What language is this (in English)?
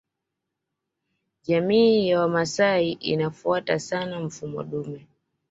Swahili